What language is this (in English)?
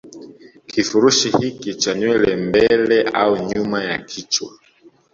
Swahili